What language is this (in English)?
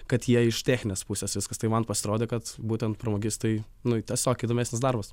Lithuanian